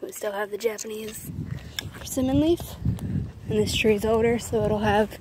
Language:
English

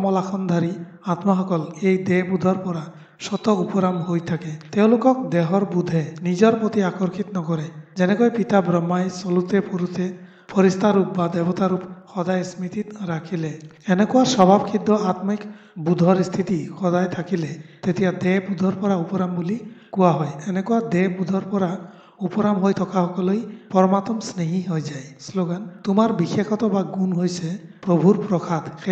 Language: Bangla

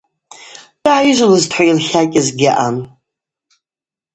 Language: Abaza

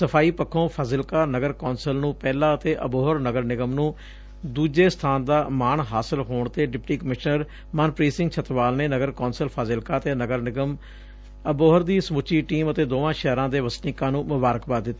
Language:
Punjabi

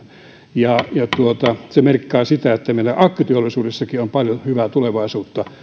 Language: Finnish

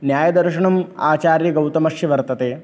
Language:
Sanskrit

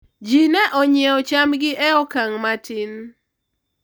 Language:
Luo (Kenya and Tanzania)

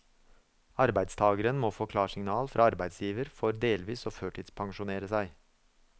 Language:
Norwegian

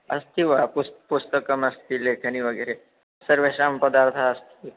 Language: Sanskrit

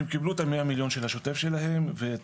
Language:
Hebrew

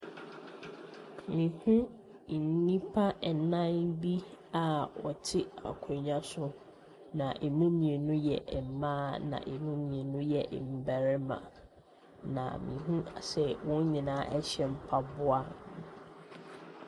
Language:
Akan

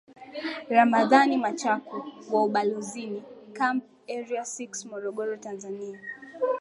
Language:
Swahili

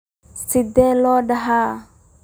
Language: Somali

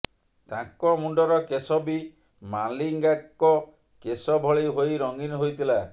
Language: Odia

